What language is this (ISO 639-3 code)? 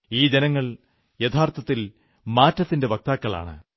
mal